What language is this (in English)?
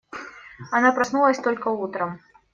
Russian